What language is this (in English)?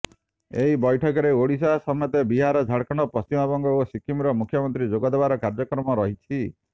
Odia